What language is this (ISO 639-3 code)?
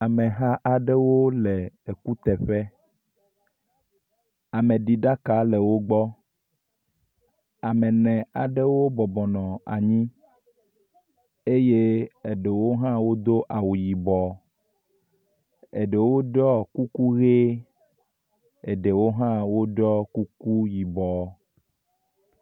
ewe